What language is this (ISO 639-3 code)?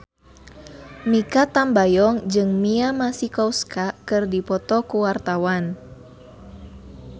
sun